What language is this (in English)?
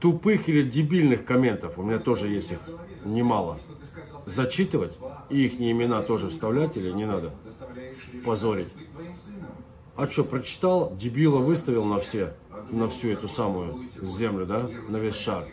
Russian